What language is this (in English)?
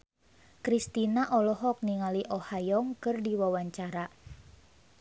Sundanese